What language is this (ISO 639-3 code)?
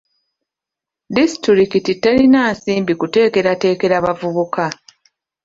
lug